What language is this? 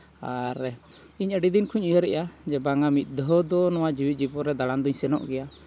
Santali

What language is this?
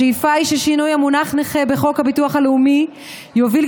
Hebrew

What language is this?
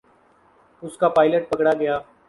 Urdu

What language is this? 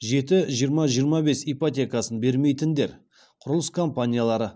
Kazakh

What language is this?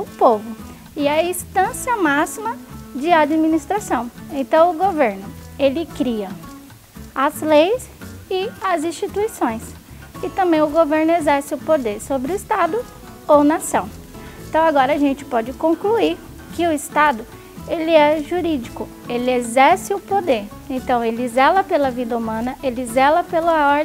Portuguese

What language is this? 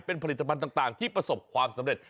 Thai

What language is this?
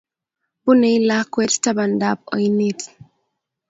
Kalenjin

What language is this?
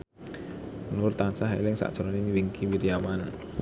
Javanese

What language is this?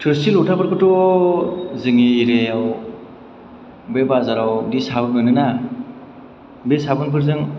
Bodo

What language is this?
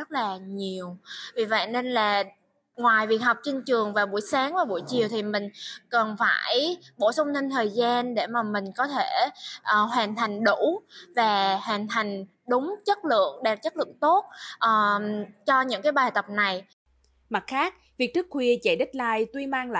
Vietnamese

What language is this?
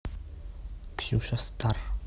Russian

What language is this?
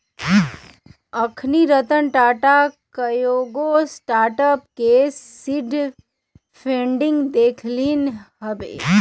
Magahi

